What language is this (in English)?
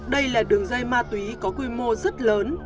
Vietnamese